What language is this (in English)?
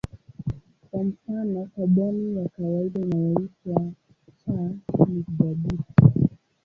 Swahili